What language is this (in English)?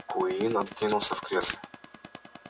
Russian